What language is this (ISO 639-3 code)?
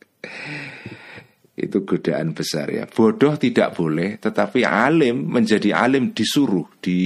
ind